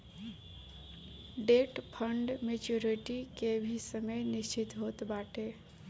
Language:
Bhojpuri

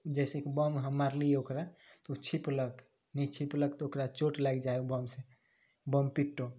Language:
Maithili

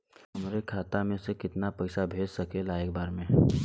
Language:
Bhojpuri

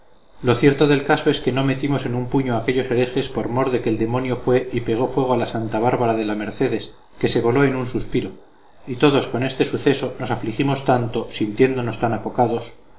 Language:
Spanish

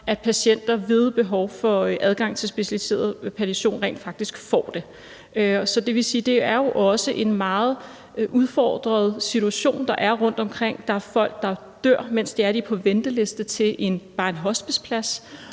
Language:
Danish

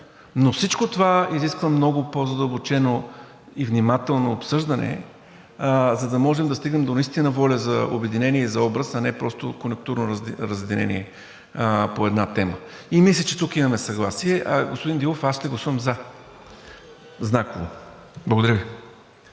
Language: Bulgarian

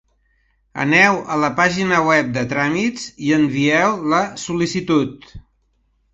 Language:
Catalan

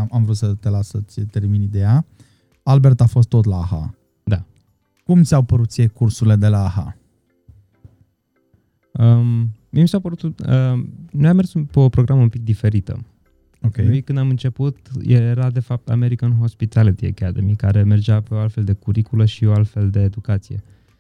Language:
Romanian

